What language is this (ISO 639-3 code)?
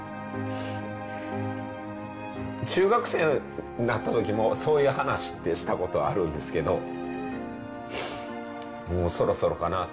jpn